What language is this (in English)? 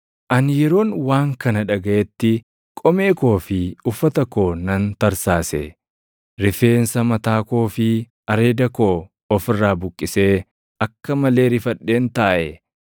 Oromo